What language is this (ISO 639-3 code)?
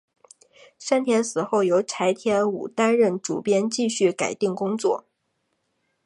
zho